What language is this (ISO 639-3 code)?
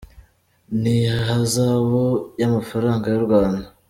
kin